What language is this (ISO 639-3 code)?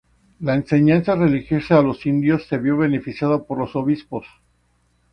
spa